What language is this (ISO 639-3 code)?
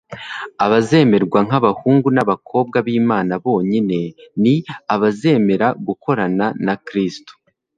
kin